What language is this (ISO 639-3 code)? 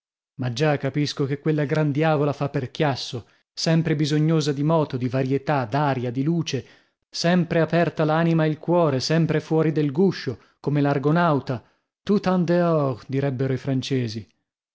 ita